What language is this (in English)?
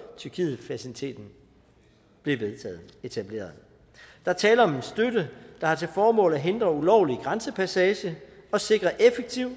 Danish